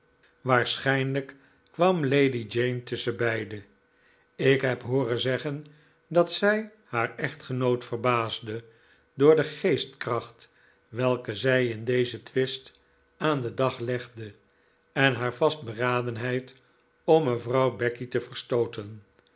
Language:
Dutch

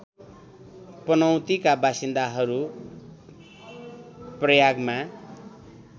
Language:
Nepali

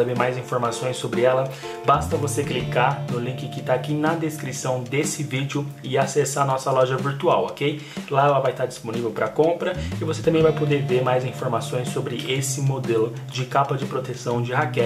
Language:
Portuguese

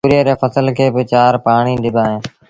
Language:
Sindhi Bhil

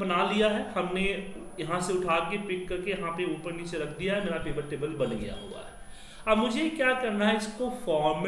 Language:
Hindi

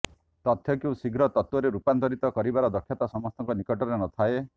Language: Odia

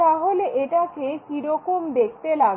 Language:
Bangla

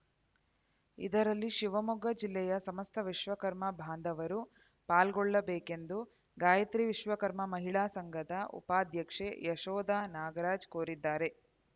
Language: Kannada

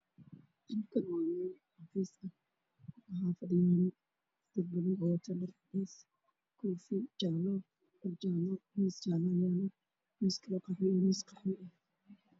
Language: Somali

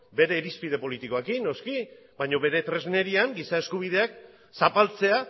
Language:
Basque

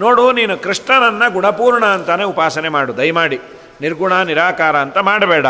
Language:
Kannada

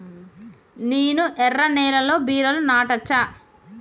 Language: Telugu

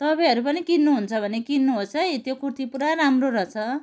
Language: Nepali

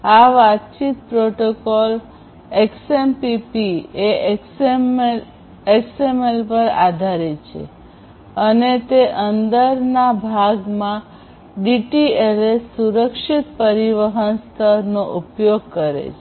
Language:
Gujarati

